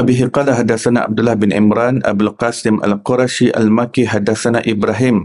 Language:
Malay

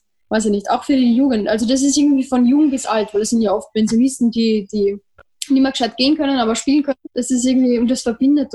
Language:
German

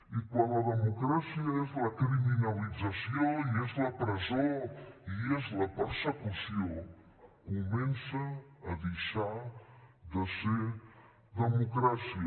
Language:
Catalan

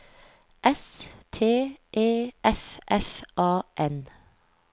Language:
Norwegian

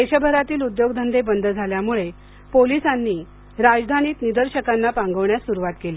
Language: Marathi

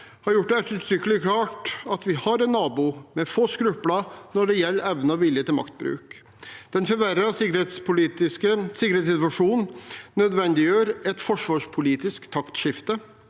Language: Norwegian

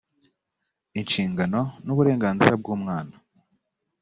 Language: Kinyarwanda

